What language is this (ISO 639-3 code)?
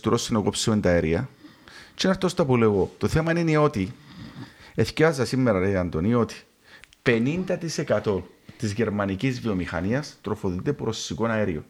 ell